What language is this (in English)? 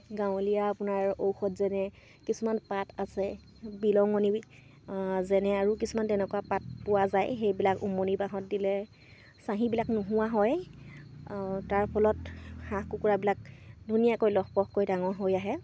Assamese